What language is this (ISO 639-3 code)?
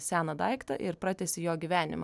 lit